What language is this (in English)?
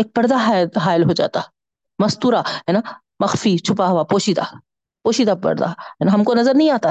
Urdu